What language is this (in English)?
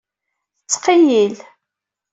Kabyle